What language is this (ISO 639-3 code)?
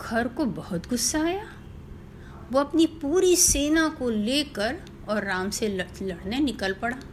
hin